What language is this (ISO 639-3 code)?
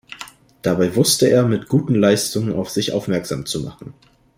deu